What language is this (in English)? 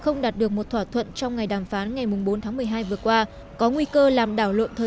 Vietnamese